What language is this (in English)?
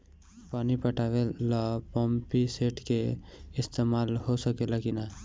Bhojpuri